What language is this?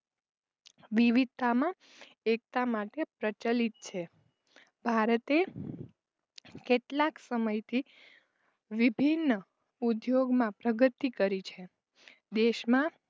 Gujarati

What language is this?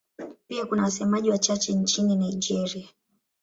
Swahili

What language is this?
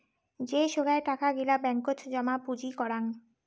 Bangla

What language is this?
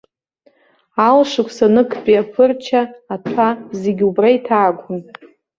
Abkhazian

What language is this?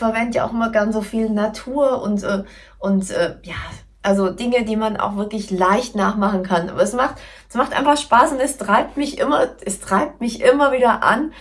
German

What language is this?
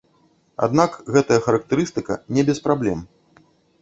Belarusian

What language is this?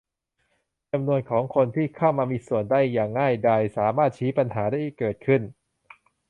Thai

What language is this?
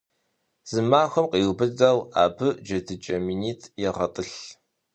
Kabardian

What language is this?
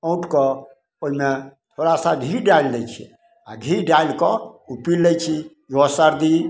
Maithili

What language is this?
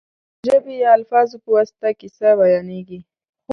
Pashto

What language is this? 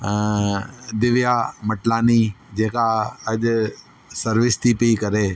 Sindhi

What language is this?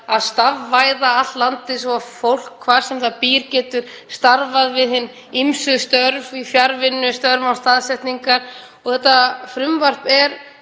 Icelandic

